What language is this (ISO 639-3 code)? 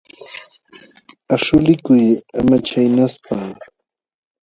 qxw